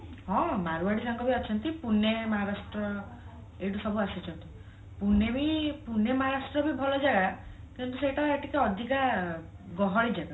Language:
Odia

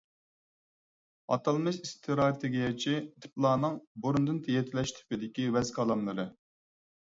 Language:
Uyghur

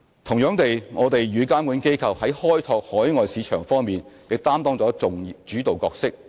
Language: Cantonese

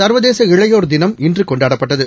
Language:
Tamil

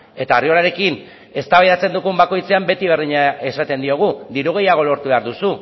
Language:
Basque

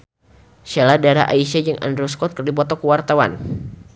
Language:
Sundanese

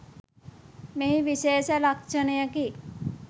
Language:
Sinhala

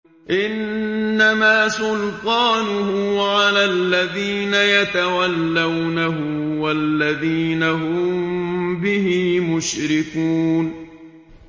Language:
Arabic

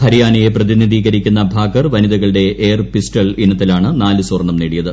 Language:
Malayalam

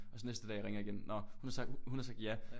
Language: Danish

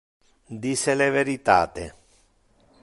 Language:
Interlingua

